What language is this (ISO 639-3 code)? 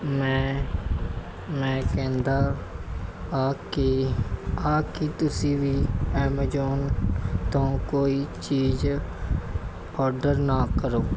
pan